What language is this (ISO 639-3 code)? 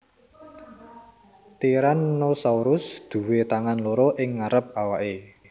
jav